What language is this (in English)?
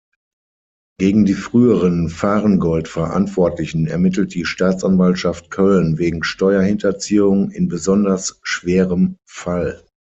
German